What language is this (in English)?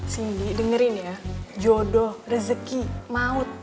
Indonesian